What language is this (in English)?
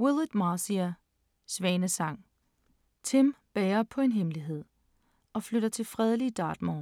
Danish